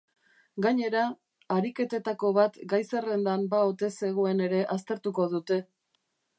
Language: Basque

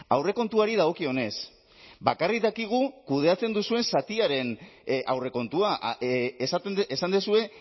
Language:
Basque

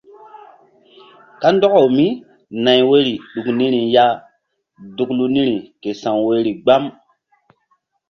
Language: Mbum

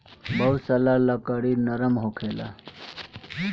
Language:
Bhojpuri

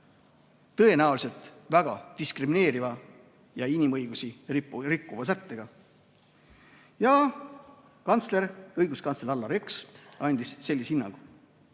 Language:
Estonian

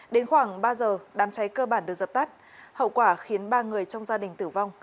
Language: Vietnamese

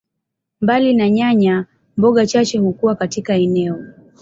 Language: Swahili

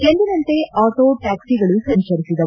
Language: Kannada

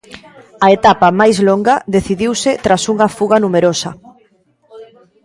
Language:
Galician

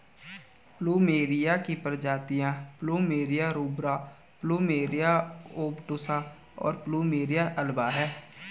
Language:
Hindi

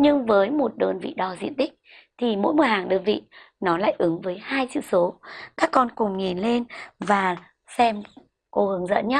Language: Vietnamese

